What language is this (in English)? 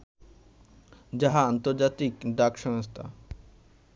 Bangla